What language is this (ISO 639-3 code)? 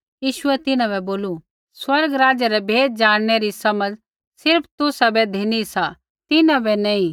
kfx